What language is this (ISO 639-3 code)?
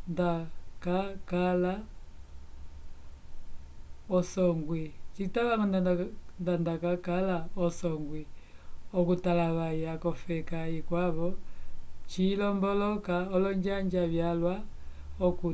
umb